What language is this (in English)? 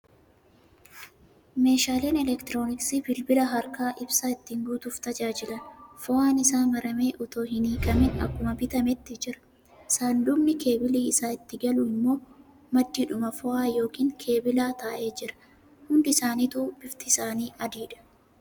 Oromo